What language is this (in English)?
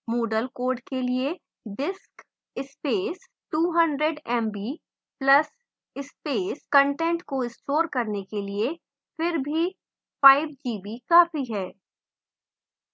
Hindi